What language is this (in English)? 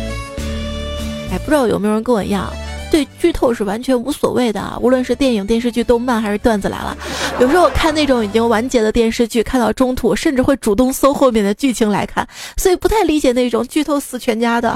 Chinese